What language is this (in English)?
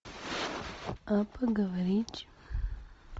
Russian